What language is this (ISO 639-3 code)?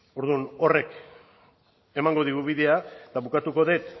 eus